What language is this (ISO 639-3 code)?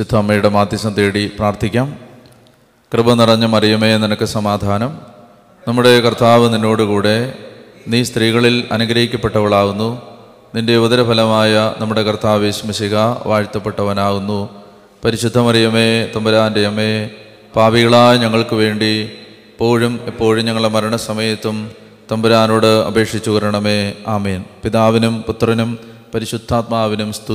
mal